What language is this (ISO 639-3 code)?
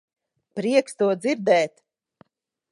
lav